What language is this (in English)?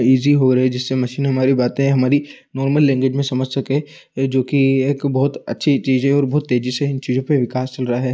Hindi